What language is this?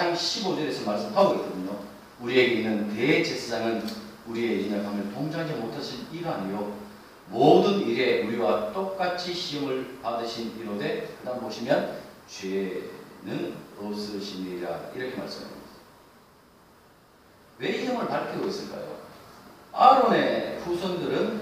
Korean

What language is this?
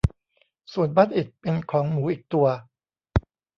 Thai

